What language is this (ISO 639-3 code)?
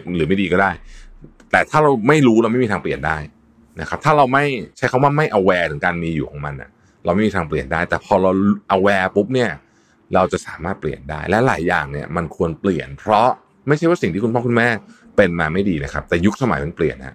tha